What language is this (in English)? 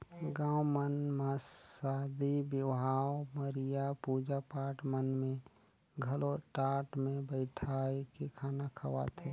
Chhattisgarhi